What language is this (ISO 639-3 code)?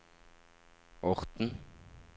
nor